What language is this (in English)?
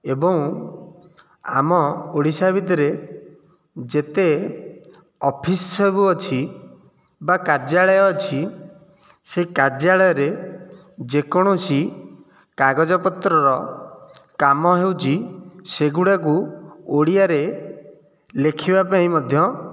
Odia